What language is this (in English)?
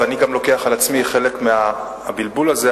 Hebrew